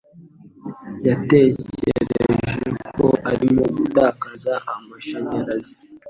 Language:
Kinyarwanda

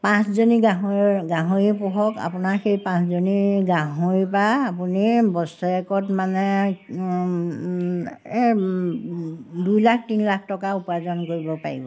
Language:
Assamese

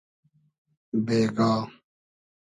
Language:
Hazaragi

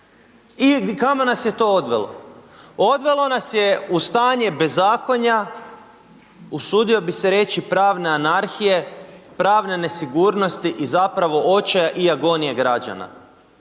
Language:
Croatian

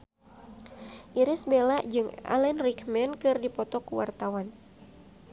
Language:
Sundanese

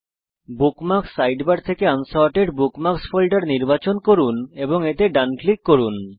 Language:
Bangla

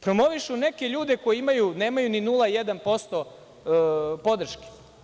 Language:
Serbian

